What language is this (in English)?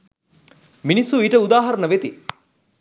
Sinhala